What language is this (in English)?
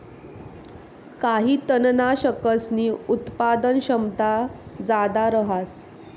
Marathi